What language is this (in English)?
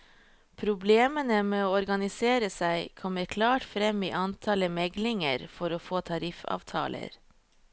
Norwegian